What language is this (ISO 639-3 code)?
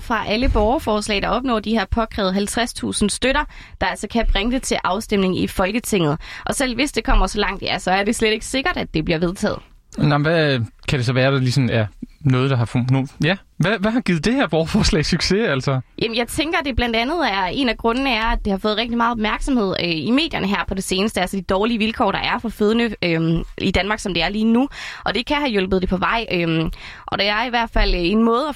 dan